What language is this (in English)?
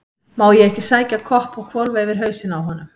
Icelandic